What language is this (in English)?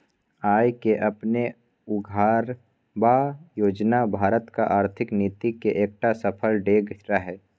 Maithili